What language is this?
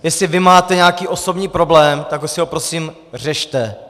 Czech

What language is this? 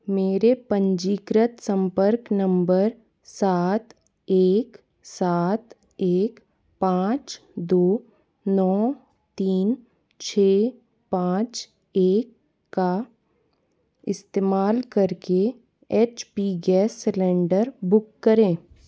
Hindi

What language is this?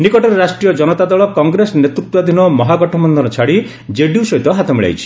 Odia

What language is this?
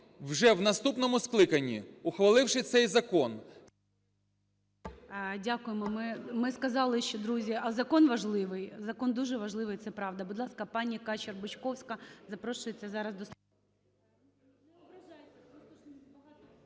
Ukrainian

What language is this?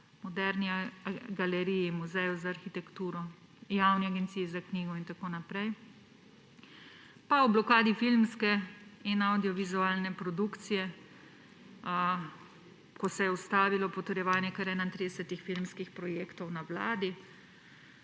Slovenian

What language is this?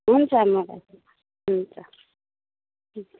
Nepali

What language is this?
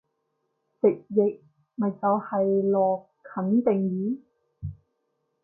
Cantonese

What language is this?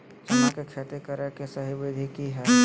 Magahi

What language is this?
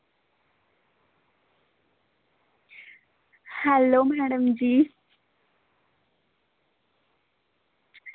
Dogri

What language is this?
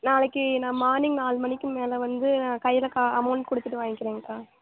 Tamil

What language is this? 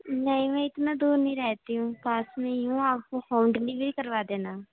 Urdu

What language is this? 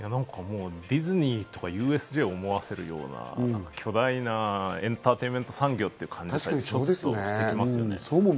Japanese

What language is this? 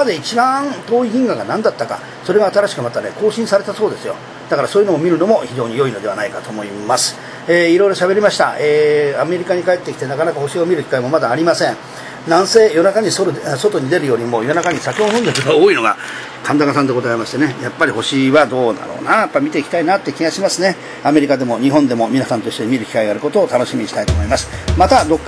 Japanese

